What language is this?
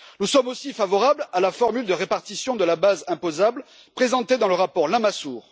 French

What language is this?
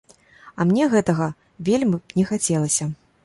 Belarusian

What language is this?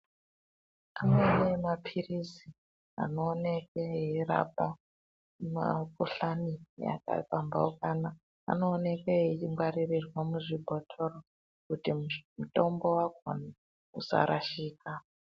Ndau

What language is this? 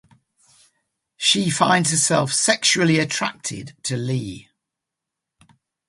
English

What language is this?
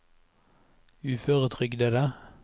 Norwegian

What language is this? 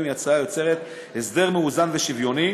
Hebrew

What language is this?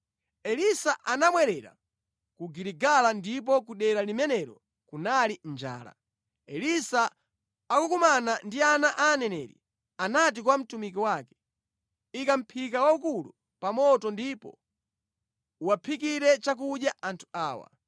Nyanja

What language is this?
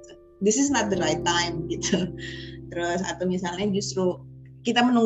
Indonesian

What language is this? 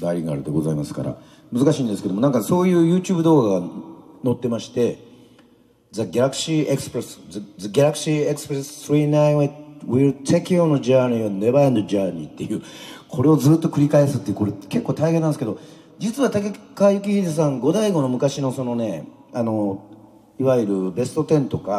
Japanese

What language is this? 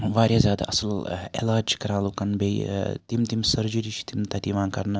Kashmiri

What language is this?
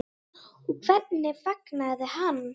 Icelandic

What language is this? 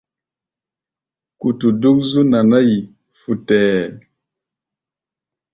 Gbaya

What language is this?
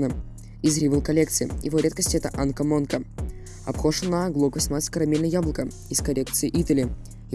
Russian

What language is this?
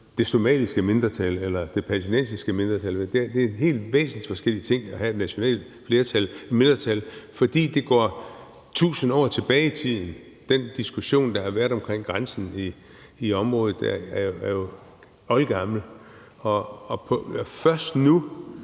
Danish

